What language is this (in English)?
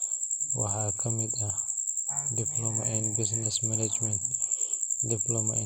Somali